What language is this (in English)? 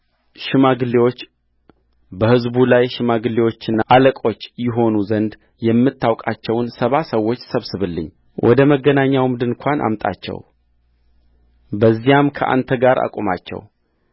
Amharic